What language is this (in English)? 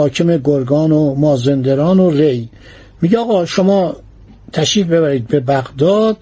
Persian